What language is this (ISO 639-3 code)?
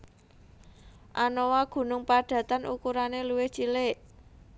jav